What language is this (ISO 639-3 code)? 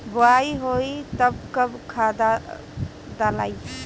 bho